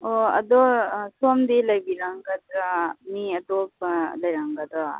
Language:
Manipuri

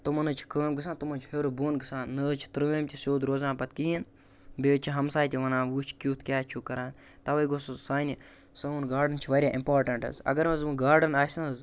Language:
Kashmiri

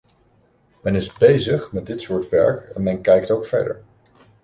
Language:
Dutch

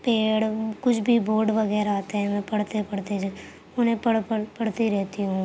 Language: Urdu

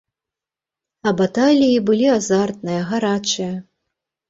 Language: Belarusian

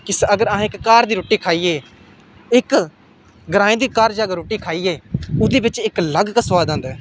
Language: Dogri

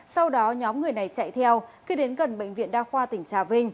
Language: Vietnamese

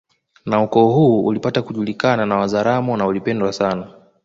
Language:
Swahili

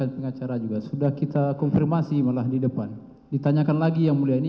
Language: Indonesian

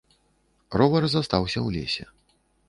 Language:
Belarusian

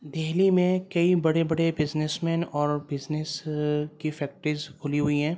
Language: Urdu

